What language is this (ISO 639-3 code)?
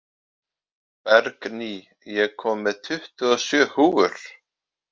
isl